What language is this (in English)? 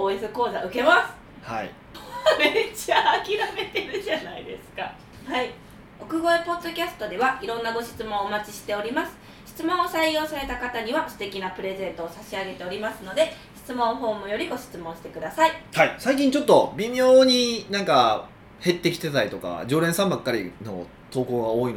Japanese